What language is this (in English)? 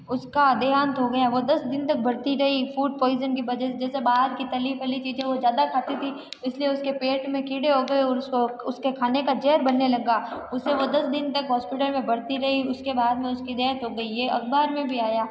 Hindi